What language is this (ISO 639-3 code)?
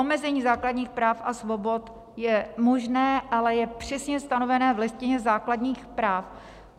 ces